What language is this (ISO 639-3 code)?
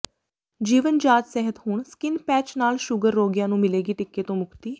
pan